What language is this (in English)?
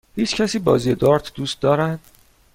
Persian